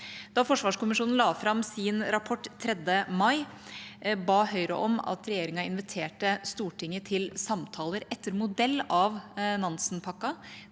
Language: Norwegian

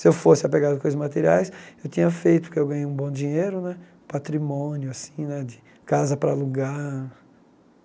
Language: Portuguese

